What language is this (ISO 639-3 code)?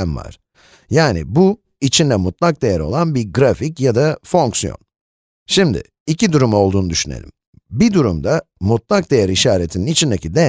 tur